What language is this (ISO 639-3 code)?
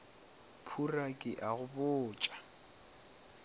nso